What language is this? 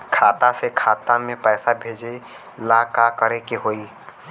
Bhojpuri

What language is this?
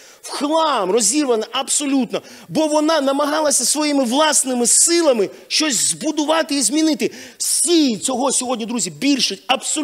Ukrainian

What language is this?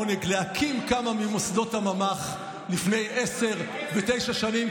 Hebrew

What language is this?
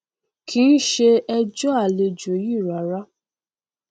Yoruba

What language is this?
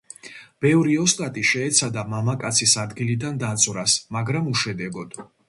Georgian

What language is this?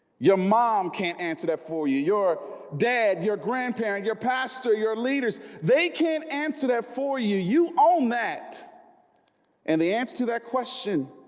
English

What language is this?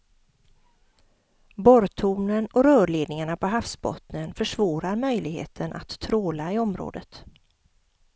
Swedish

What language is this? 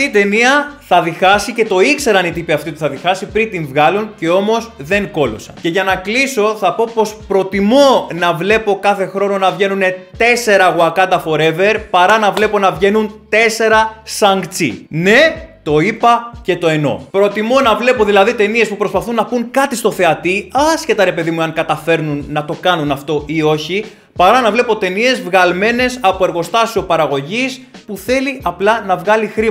Greek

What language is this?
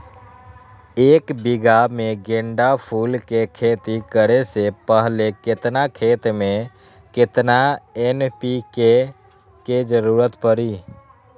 Magahi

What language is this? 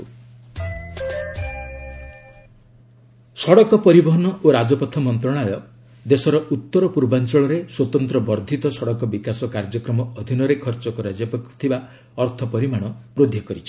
Odia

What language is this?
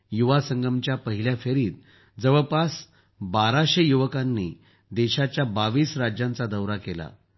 Marathi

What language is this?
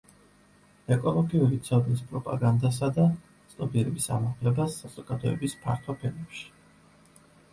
Georgian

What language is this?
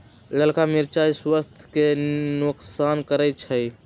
Magahi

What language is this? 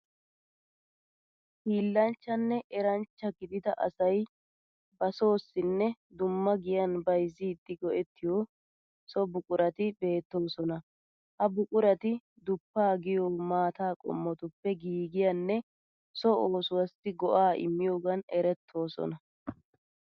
Wolaytta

